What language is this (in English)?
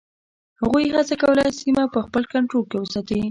Pashto